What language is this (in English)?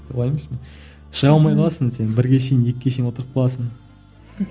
Kazakh